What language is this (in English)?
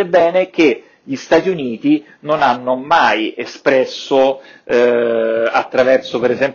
Italian